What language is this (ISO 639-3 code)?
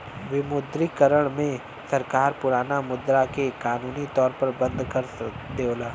bho